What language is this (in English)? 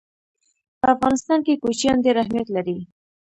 Pashto